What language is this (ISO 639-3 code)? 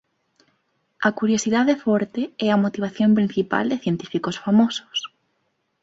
glg